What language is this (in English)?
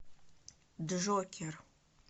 Russian